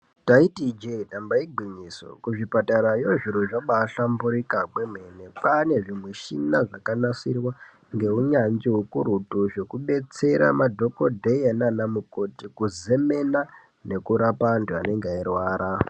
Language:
Ndau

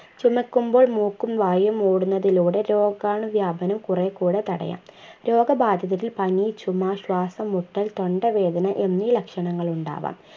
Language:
Malayalam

